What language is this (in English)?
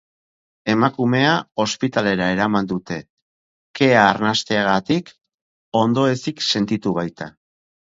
Basque